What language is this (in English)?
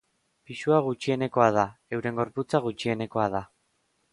Basque